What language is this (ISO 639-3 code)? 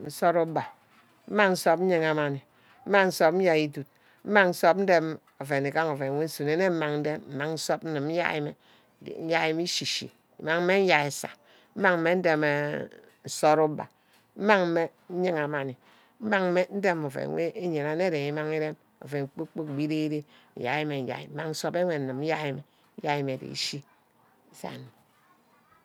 byc